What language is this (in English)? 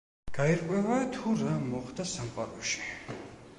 Georgian